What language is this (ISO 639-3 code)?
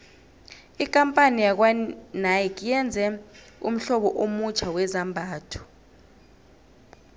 nbl